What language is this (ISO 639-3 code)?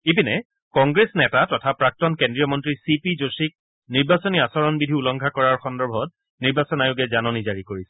asm